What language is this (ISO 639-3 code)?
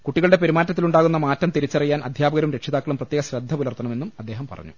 mal